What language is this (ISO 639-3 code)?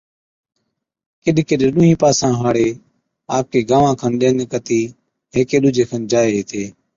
odk